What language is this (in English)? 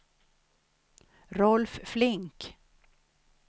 Swedish